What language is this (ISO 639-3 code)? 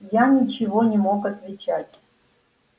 rus